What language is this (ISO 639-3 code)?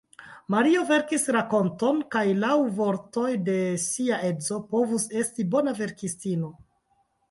epo